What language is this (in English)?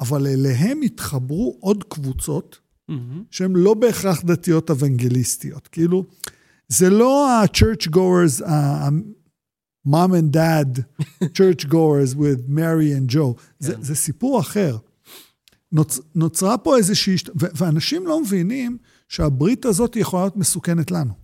Hebrew